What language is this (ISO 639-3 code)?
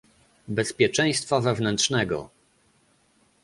pol